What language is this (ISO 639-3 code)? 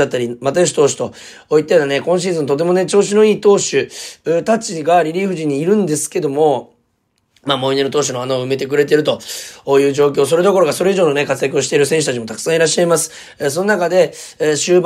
jpn